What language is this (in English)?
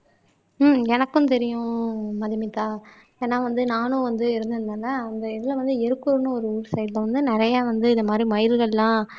Tamil